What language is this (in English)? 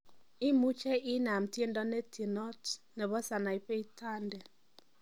Kalenjin